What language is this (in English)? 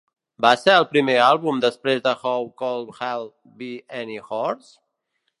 Catalan